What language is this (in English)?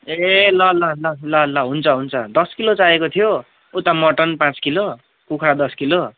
Nepali